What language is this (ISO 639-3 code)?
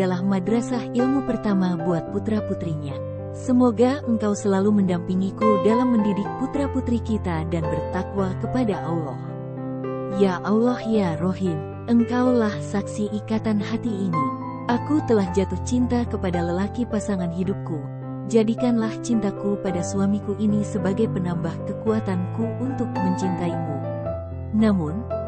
ind